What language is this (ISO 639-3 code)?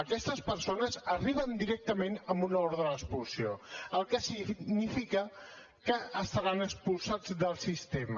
cat